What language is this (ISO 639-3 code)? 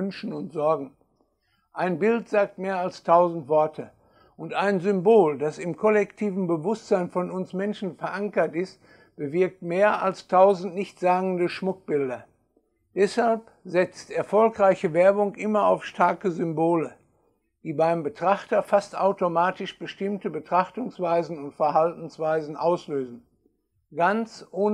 deu